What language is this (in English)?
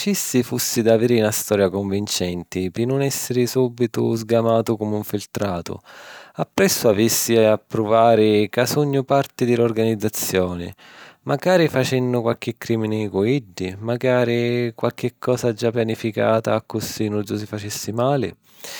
Sicilian